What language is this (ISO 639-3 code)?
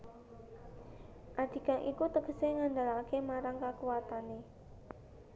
jav